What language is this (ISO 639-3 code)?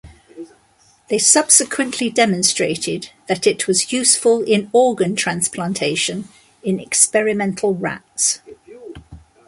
eng